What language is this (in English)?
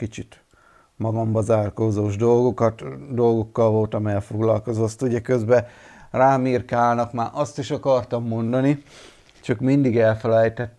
Hungarian